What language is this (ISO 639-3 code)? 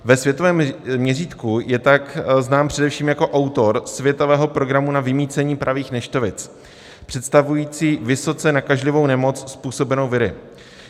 ces